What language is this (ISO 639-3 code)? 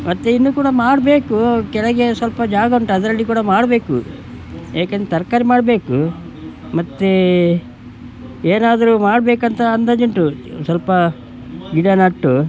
kan